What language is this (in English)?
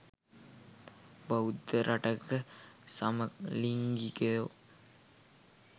Sinhala